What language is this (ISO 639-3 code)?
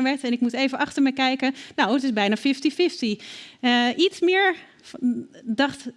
nld